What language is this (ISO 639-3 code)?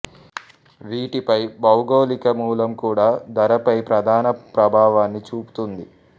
tel